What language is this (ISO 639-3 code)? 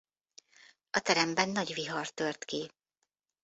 hun